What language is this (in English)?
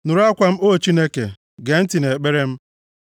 Igbo